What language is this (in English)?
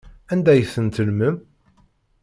Kabyle